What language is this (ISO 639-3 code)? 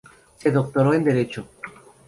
spa